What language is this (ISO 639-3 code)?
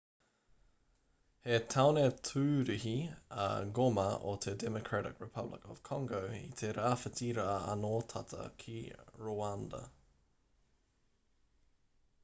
mri